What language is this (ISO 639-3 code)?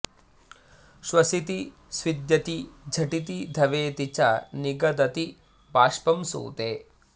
san